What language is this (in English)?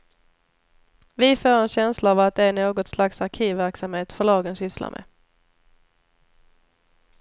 Swedish